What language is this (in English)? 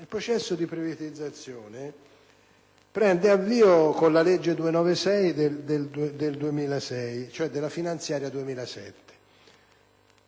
Italian